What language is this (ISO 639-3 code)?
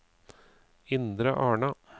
nor